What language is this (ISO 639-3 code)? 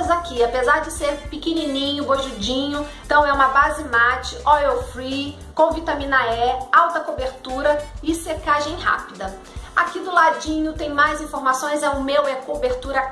por